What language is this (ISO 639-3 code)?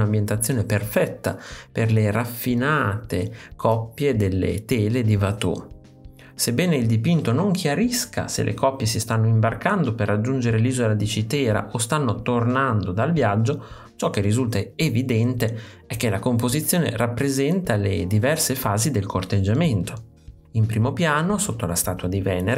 ita